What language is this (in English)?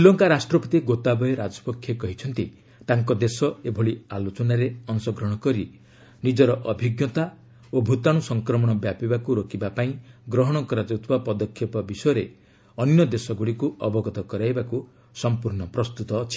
Odia